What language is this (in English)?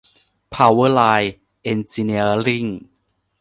Thai